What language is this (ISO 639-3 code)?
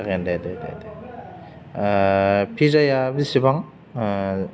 brx